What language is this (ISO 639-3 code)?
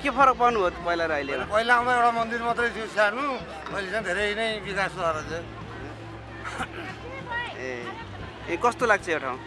ind